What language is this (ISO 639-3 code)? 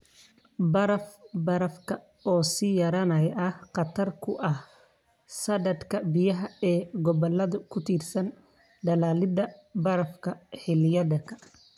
som